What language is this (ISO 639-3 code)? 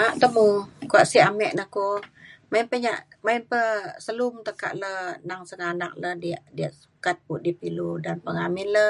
xkl